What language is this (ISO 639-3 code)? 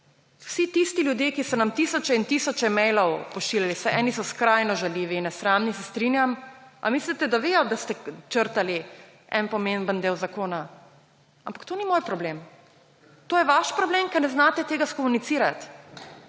slv